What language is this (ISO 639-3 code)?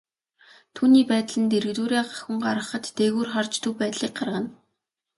mon